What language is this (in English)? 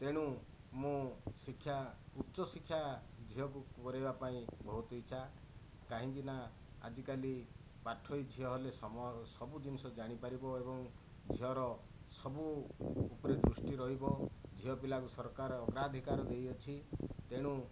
Odia